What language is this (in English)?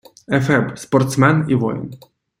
Ukrainian